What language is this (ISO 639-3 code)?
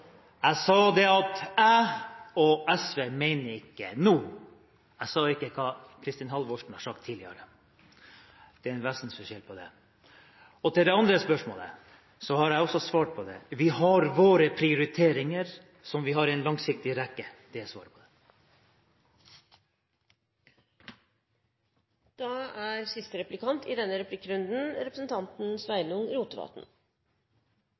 nor